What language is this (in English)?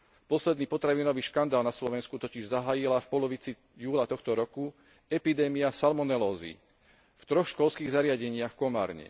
Slovak